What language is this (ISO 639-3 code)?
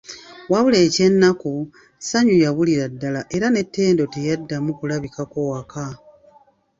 lug